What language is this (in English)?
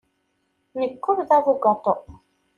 Kabyle